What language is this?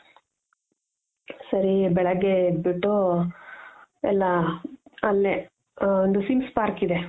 Kannada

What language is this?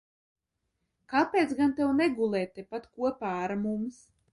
Latvian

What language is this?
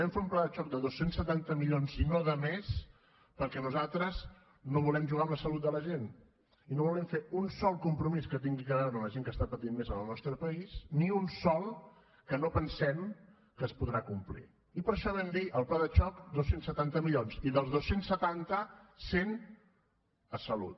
Catalan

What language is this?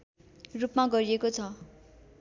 Nepali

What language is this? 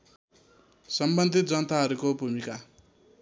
Nepali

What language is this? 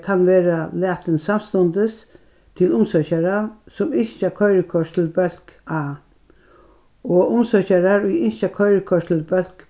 Faroese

